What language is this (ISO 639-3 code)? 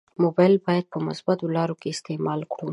pus